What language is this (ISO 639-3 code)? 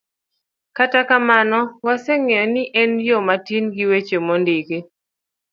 luo